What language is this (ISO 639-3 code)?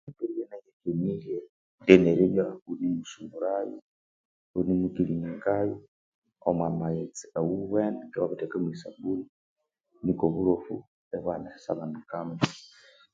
koo